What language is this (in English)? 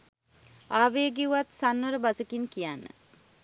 Sinhala